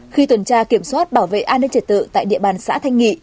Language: Vietnamese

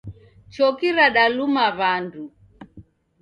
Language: Taita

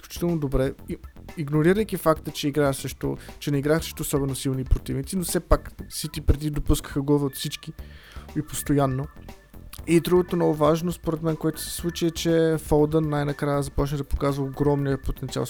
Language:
Bulgarian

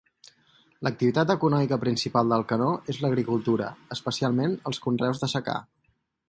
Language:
Catalan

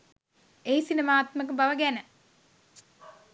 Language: Sinhala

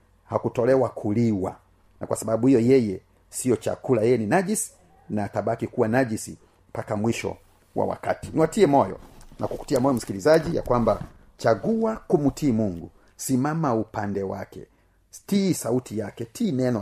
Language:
Swahili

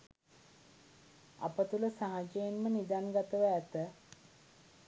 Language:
Sinhala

